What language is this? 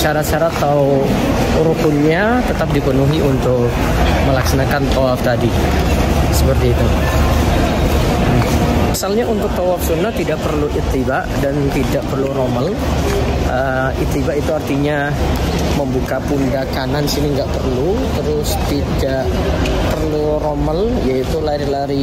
Indonesian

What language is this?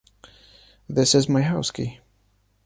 English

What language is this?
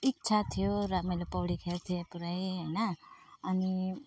Nepali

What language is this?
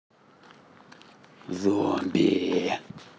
Russian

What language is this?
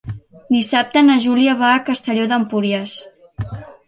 Catalan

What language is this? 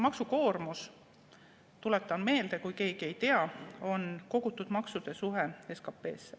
Estonian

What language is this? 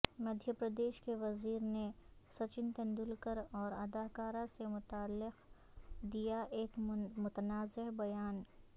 Urdu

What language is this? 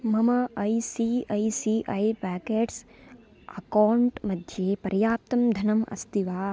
Sanskrit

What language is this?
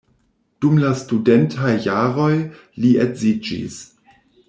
Esperanto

